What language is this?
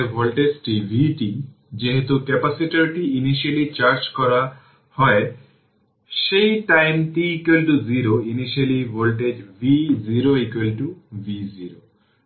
Bangla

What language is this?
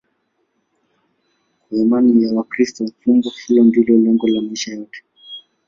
Swahili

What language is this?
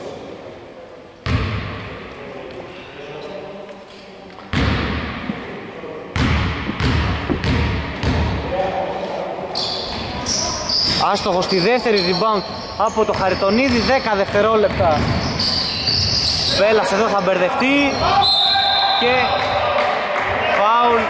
Greek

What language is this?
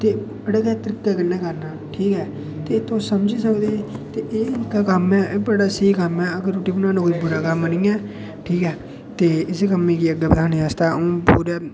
Dogri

